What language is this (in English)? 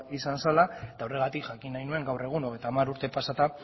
Basque